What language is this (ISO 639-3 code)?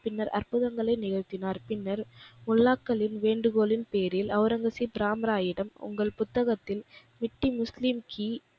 tam